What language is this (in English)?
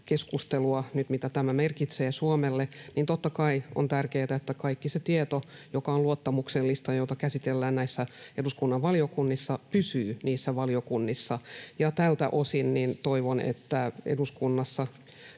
Finnish